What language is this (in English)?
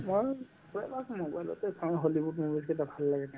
Assamese